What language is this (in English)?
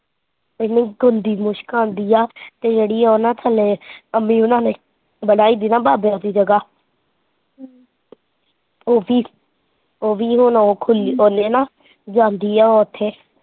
Punjabi